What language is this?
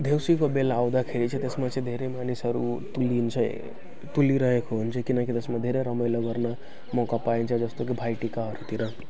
Nepali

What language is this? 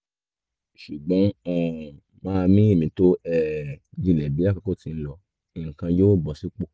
Yoruba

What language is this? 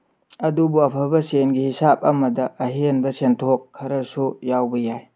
Manipuri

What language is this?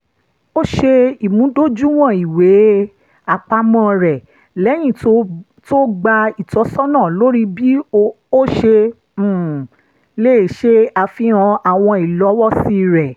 Yoruba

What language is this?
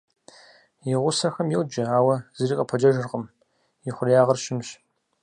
Kabardian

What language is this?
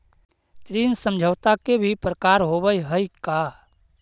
Magahi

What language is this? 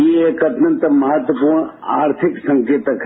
Hindi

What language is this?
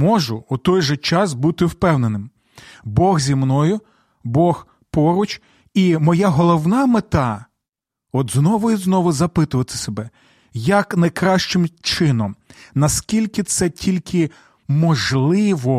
Ukrainian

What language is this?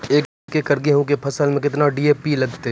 Maithili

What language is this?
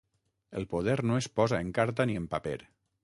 Catalan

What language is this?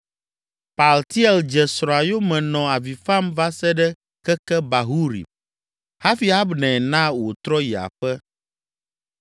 Ewe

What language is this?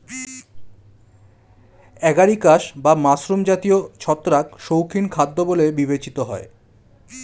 Bangla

